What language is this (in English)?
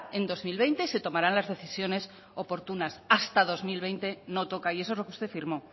Spanish